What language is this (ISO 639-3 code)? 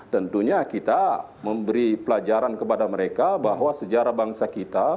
ind